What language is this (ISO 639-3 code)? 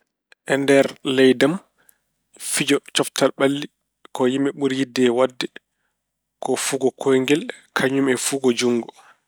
ful